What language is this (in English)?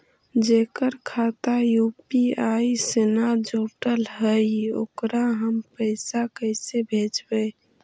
Magahi